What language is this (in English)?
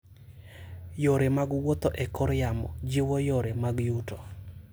Luo (Kenya and Tanzania)